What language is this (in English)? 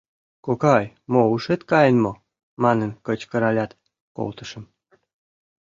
Mari